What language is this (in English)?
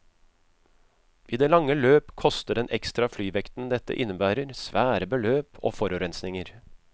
Norwegian